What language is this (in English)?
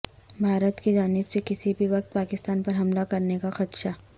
Urdu